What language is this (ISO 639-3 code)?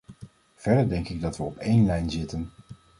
nld